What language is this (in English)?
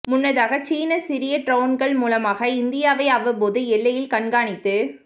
Tamil